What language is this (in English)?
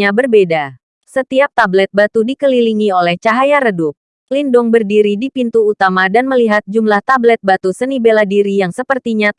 Indonesian